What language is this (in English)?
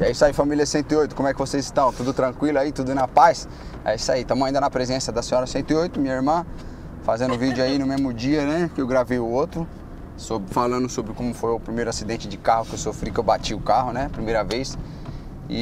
Portuguese